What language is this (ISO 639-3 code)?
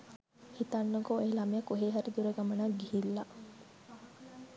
sin